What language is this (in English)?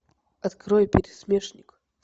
Russian